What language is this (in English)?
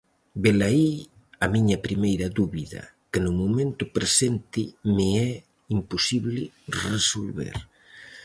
Galician